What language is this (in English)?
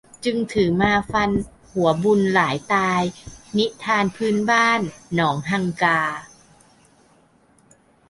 Thai